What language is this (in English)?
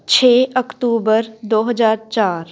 Punjabi